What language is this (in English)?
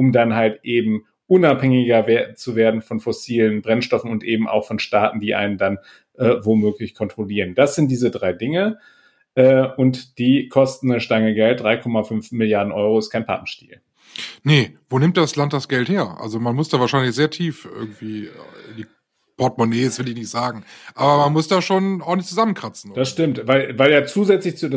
German